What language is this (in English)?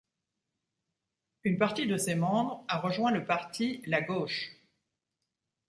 French